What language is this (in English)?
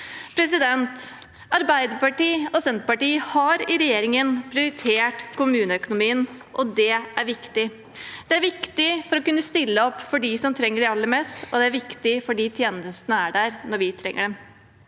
Norwegian